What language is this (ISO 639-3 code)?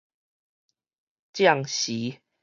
nan